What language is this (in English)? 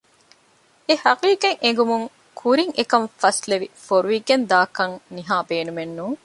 Divehi